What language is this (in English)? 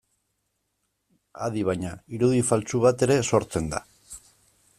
Basque